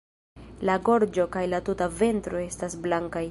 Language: Esperanto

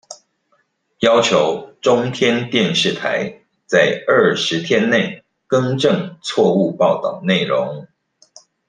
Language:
Chinese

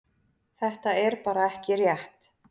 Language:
Icelandic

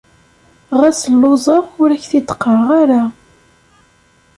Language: Kabyle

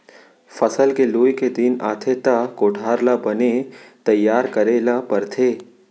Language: Chhattisgarhi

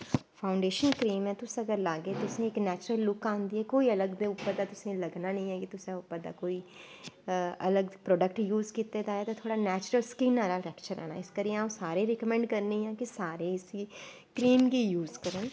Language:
Dogri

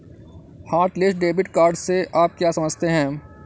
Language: Hindi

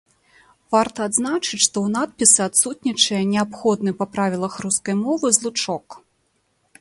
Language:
Belarusian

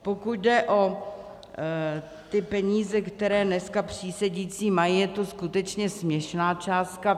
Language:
Czech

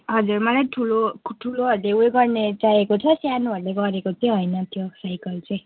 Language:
Nepali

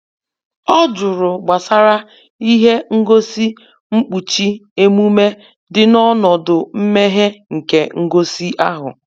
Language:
Igbo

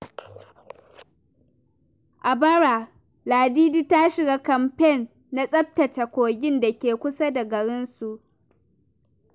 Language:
Hausa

